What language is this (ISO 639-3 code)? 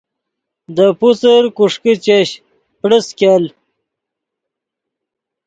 ydg